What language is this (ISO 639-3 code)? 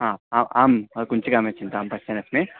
san